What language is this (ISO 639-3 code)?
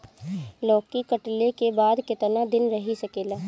bho